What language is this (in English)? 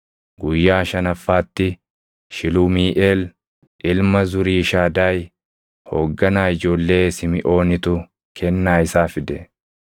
Oromo